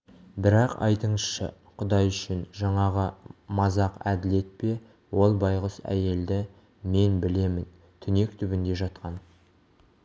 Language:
Kazakh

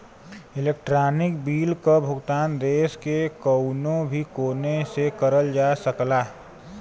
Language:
Bhojpuri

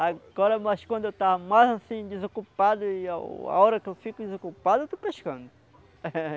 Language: Portuguese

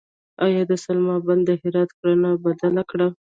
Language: Pashto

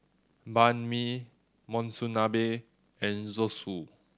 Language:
English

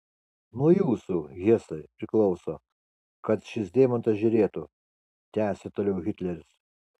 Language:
Lithuanian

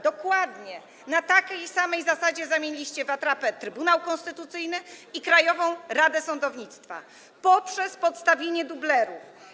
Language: Polish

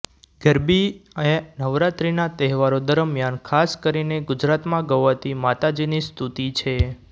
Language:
Gujarati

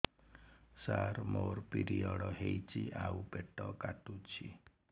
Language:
Odia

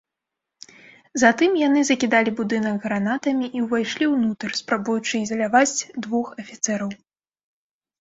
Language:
Belarusian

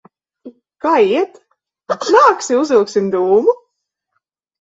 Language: Latvian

